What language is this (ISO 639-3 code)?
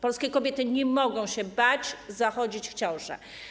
pol